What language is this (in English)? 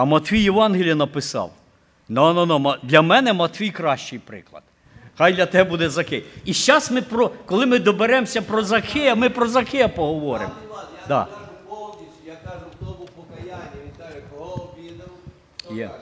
Ukrainian